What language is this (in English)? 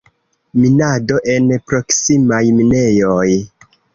Esperanto